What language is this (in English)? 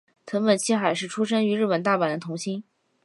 Chinese